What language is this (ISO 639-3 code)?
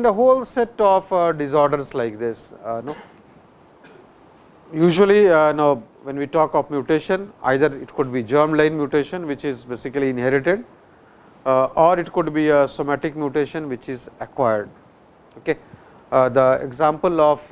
eng